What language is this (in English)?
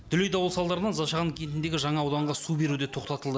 Kazakh